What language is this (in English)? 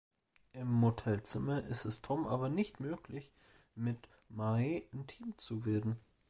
German